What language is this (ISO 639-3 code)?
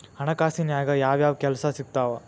kan